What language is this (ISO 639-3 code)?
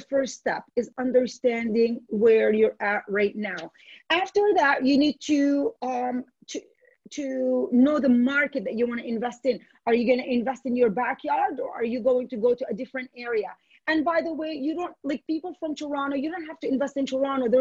eng